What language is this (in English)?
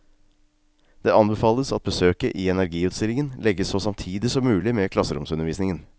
Norwegian